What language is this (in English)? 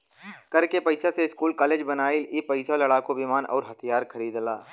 Bhojpuri